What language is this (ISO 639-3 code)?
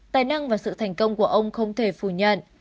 vie